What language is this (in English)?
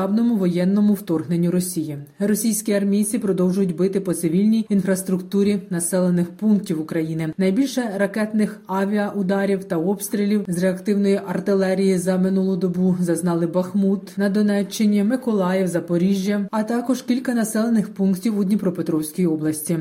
Ukrainian